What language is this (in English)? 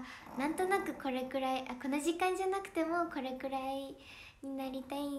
Japanese